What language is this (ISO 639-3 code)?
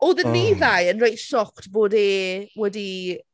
cym